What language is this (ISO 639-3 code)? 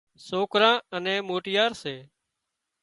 kxp